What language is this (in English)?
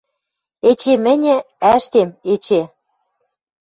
Western Mari